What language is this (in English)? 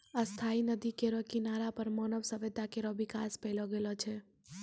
Maithili